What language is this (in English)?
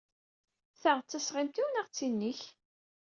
Kabyle